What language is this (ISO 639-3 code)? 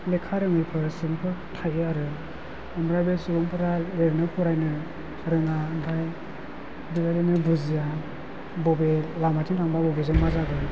brx